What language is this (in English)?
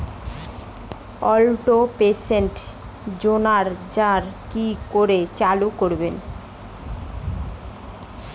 Bangla